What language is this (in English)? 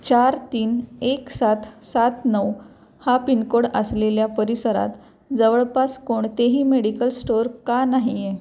Marathi